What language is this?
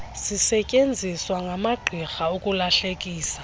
Xhosa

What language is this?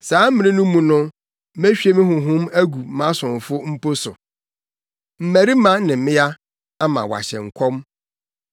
Akan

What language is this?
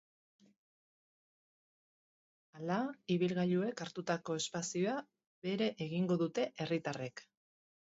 Basque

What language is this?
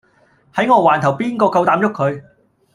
Cantonese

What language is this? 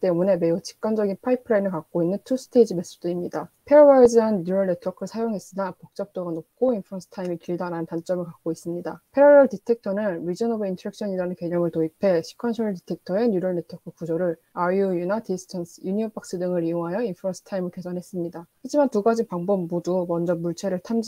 Korean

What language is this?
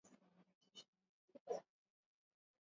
Swahili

